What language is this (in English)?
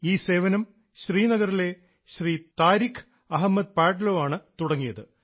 Malayalam